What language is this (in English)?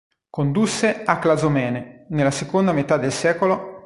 Italian